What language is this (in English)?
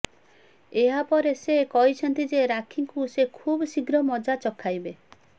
Odia